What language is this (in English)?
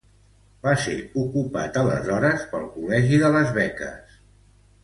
Catalan